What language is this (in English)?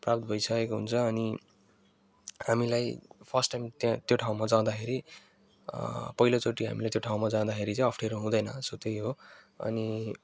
Nepali